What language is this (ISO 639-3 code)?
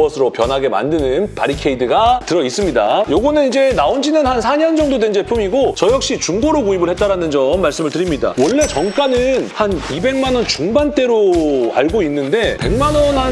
kor